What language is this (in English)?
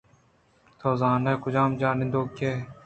Eastern Balochi